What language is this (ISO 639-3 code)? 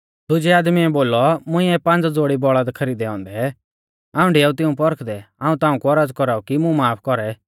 bfz